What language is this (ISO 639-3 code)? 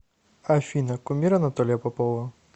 rus